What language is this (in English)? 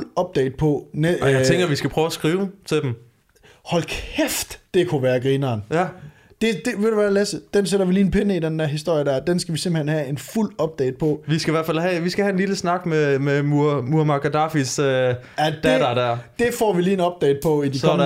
Danish